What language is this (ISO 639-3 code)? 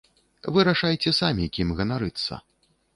bel